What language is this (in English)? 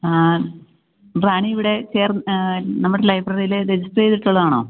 Malayalam